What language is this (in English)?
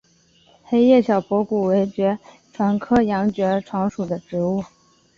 Chinese